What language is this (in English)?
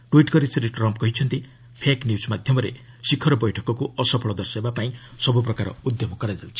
Odia